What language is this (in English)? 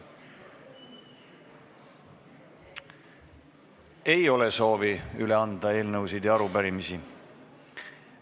Estonian